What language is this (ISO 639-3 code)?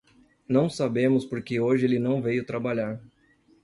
por